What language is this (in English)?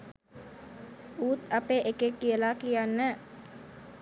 Sinhala